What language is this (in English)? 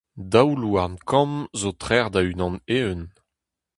Breton